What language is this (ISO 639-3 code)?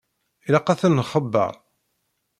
kab